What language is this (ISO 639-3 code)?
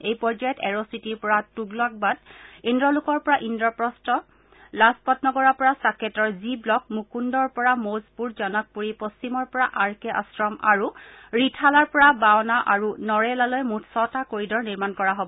asm